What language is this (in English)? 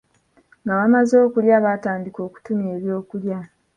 Ganda